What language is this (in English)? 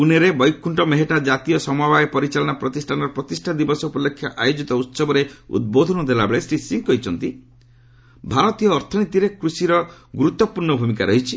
Odia